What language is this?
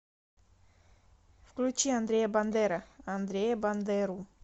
Russian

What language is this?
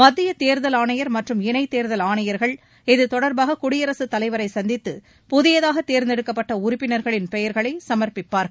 Tamil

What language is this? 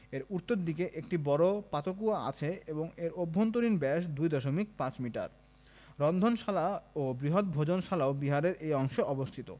Bangla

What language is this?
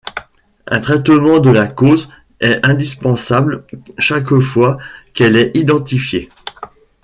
French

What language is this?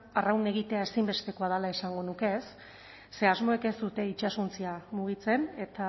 Basque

